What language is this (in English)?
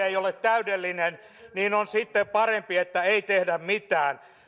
Finnish